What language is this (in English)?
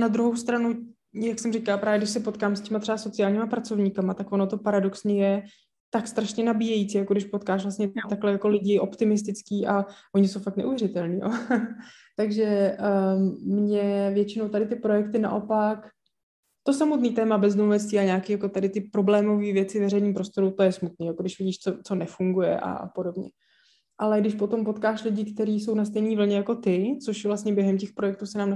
Czech